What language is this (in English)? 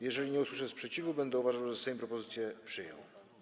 Polish